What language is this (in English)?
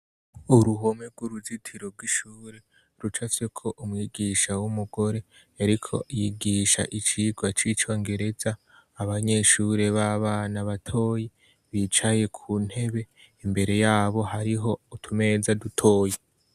Rundi